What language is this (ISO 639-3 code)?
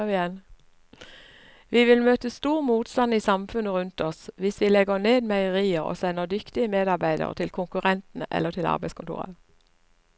nor